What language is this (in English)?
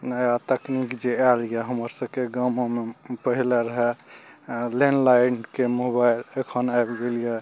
Maithili